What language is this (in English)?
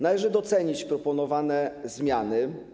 Polish